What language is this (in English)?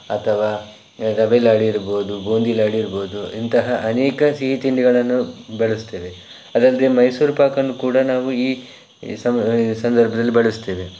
Kannada